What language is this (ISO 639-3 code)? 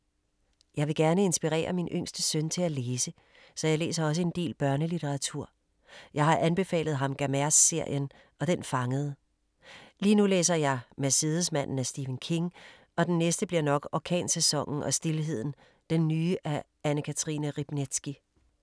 dan